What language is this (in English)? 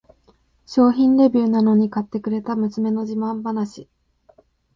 Japanese